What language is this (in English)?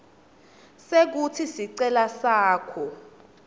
Swati